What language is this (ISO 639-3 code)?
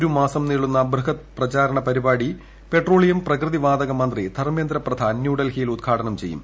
mal